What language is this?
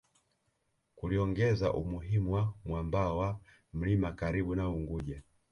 Swahili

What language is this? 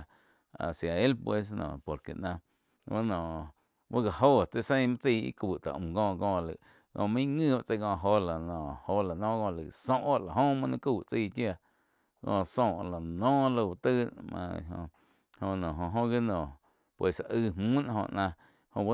Quiotepec Chinantec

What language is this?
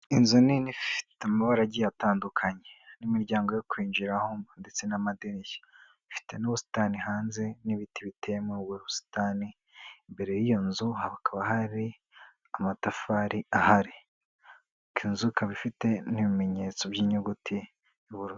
Kinyarwanda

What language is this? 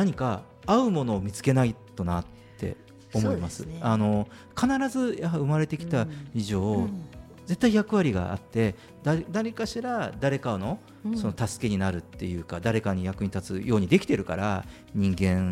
Japanese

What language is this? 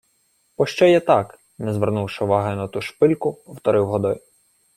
Ukrainian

